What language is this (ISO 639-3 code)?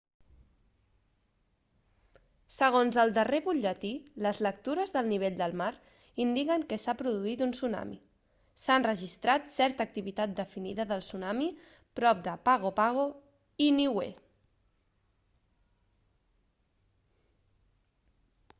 cat